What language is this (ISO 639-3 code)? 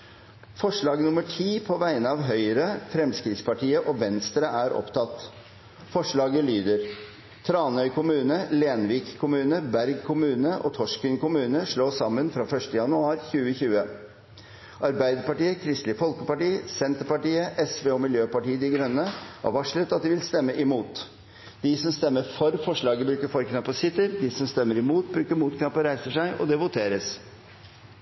nob